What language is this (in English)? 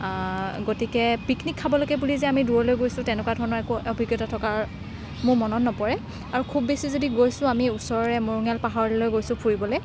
Assamese